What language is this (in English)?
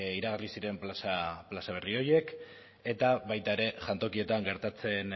Basque